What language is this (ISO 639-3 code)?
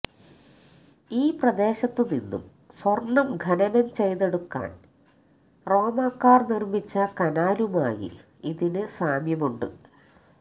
mal